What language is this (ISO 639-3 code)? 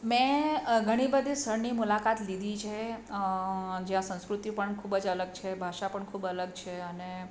guj